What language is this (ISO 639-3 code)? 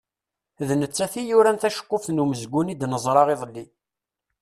kab